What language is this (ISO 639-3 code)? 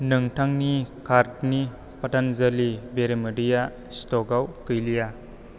brx